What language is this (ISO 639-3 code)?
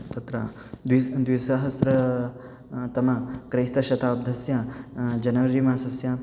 san